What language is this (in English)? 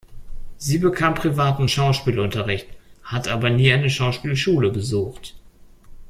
German